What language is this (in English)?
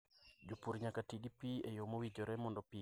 Luo (Kenya and Tanzania)